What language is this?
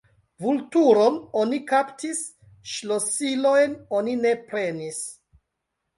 Esperanto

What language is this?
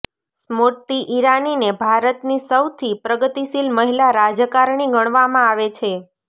Gujarati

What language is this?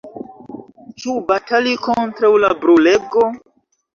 Esperanto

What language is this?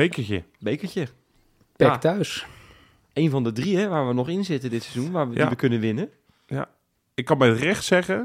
Dutch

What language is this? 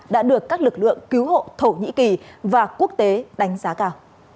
Vietnamese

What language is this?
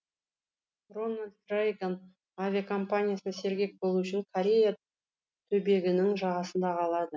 Kazakh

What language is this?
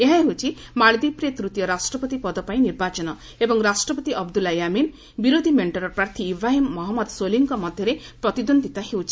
Odia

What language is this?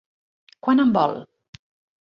Catalan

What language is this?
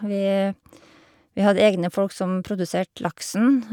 Norwegian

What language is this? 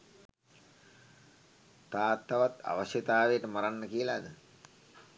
Sinhala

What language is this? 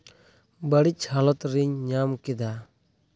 Santali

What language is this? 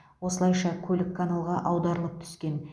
Kazakh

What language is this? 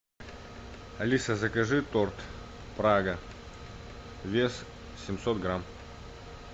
Russian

